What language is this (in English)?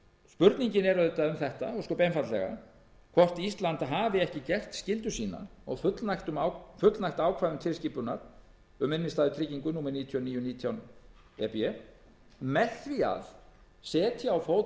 Icelandic